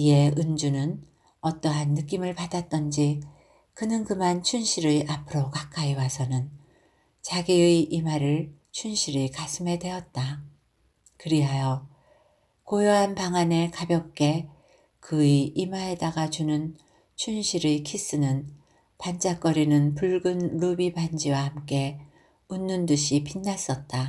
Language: Korean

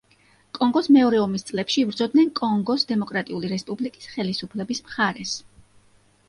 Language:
Georgian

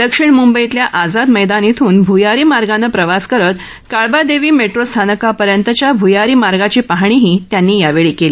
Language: Marathi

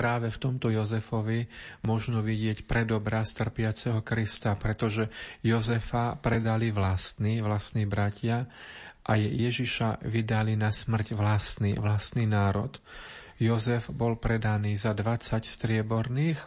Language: Slovak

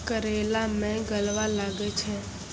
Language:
Maithili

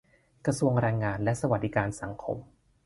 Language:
Thai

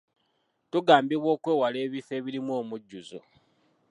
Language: Ganda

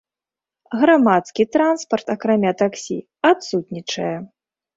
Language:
Belarusian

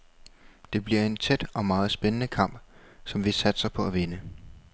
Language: Danish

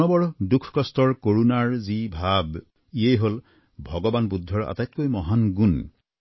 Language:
Assamese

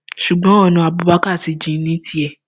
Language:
Yoruba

